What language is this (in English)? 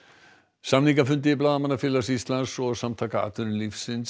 Icelandic